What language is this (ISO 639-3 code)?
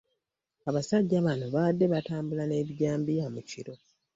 lug